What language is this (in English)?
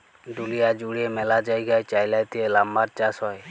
Bangla